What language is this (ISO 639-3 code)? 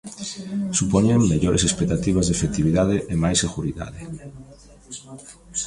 glg